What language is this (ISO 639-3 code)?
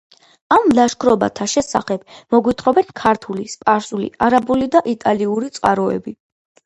kat